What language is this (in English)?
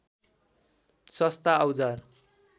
Nepali